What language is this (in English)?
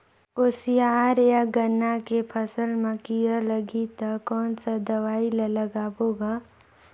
Chhattisgarhi